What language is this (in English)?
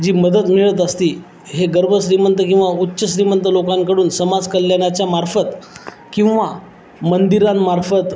Marathi